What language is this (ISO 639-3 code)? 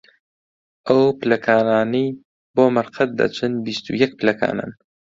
ckb